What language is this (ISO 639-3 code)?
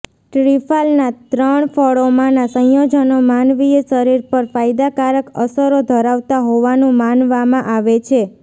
guj